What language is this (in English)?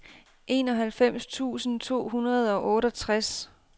Danish